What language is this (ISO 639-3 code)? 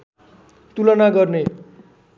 nep